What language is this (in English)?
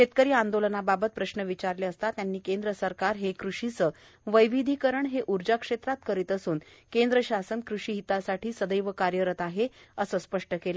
Marathi